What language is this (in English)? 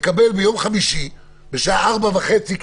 Hebrew